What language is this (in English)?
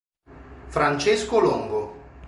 Italian